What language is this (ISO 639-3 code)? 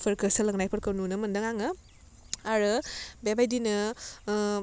brx